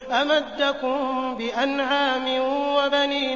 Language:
Arabic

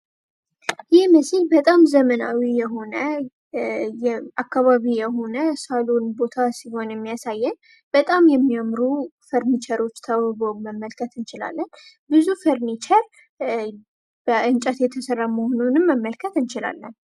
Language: Amharic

